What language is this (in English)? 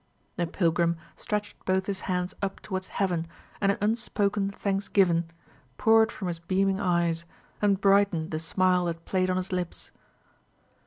English